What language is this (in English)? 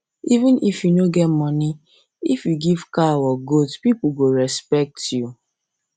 Nigerian Pidgin